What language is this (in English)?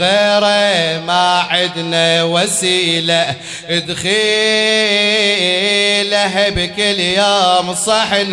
Arabic